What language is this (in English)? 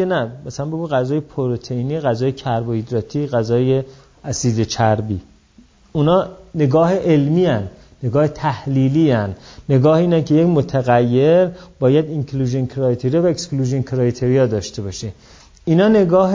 Persian